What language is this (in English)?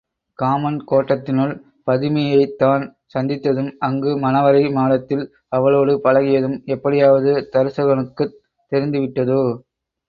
Tamil